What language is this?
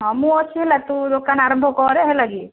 Odia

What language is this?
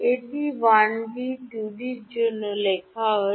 Bangla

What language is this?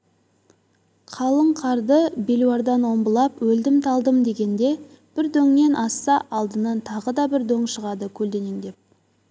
Kazakh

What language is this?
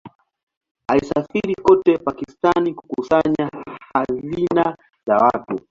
Swahili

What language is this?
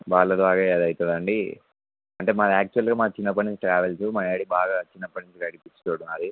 Telugu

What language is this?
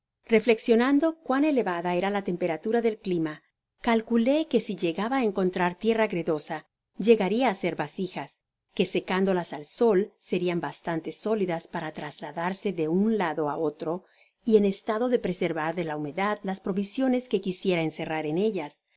Spanish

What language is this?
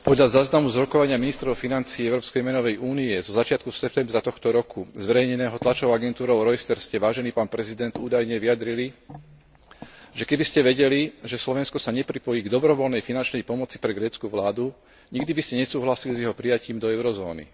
Slovak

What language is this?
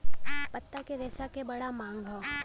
Bhojpuri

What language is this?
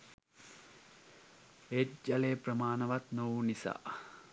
Sinhala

